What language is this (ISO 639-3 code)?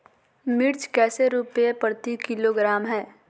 mag